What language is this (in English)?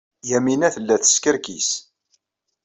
Kabyle